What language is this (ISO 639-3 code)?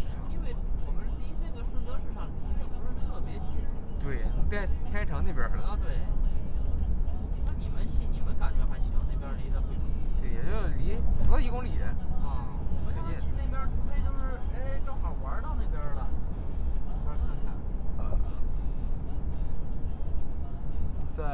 zho